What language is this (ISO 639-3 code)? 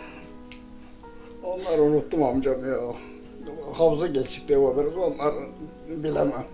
tur